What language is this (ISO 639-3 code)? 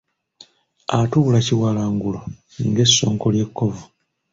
lug